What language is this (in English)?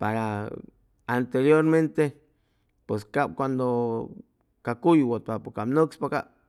Chimalapa Zoque